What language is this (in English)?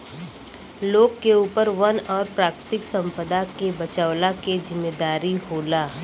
Bhojpuri